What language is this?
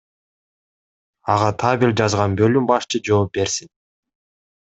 Kyrgyz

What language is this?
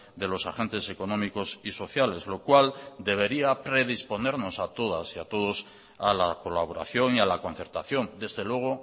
Spanish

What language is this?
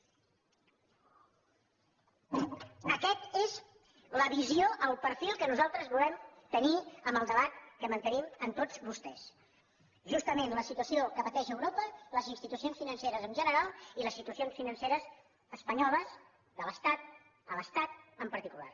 Catalan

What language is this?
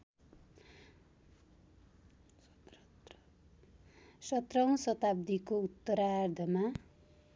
Nepali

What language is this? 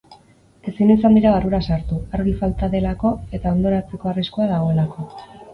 Basque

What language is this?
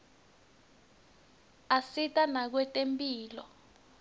Swati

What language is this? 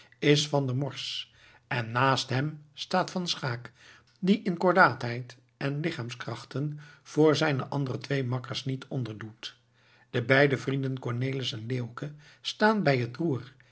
Dutch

